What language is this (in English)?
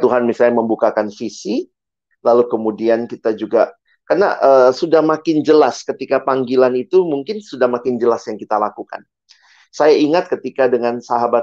Indonesian